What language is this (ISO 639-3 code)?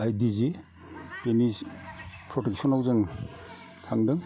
brx